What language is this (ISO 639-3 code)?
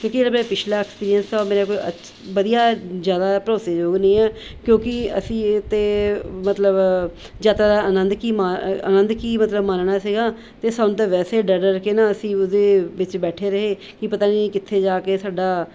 pan